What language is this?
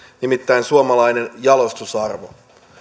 Finnish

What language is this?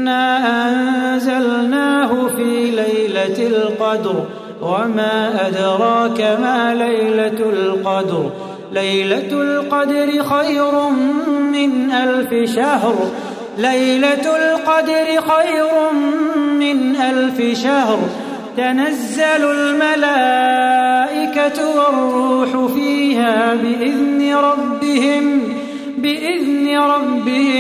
Arabic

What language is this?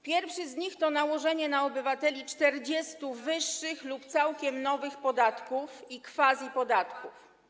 Polish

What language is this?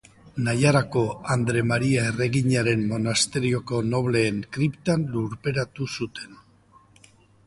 Basque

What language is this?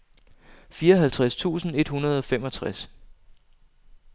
Danish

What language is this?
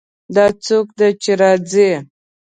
Pashto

